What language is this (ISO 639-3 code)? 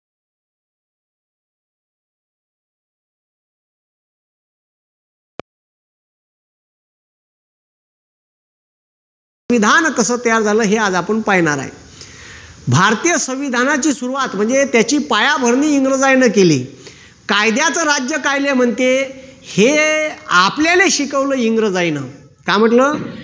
mar